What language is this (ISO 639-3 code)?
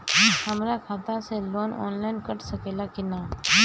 bho